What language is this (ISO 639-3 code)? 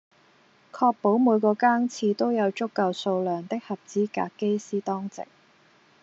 yue